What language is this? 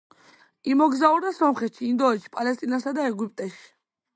Georgian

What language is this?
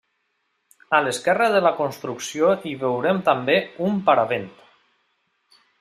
Catalan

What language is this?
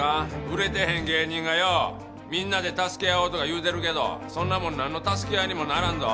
Japanese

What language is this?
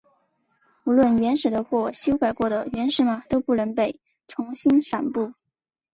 Chinese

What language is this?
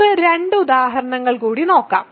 Malayalam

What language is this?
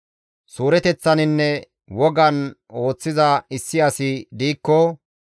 Gamo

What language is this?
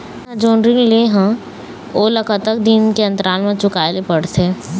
Chhattisgarhi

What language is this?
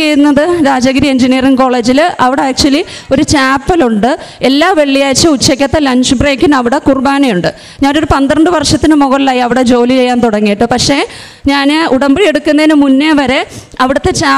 Malayalam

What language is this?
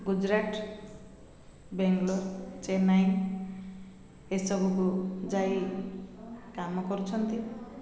Odia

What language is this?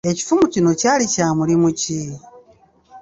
Ganda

